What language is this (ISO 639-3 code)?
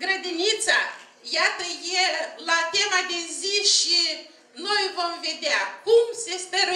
ron